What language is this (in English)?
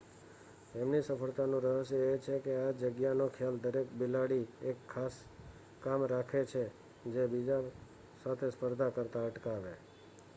Gujarati